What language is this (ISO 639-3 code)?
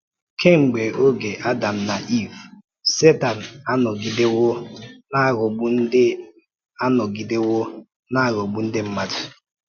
ibo